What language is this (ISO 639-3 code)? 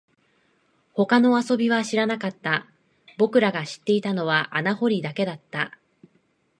jpn